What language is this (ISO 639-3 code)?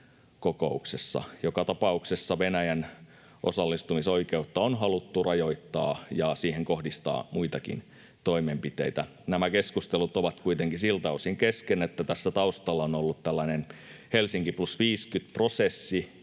fin